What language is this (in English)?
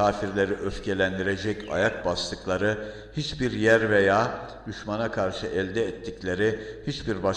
Turkish